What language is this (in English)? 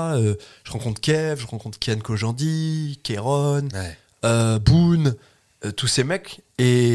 French